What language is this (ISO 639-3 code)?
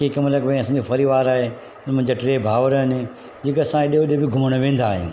snd